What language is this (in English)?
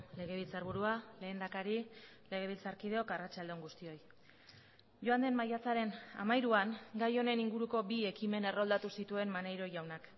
Basque